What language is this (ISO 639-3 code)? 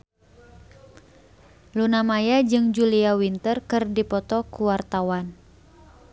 sun